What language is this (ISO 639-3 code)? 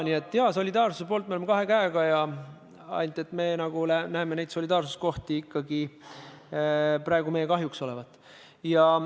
est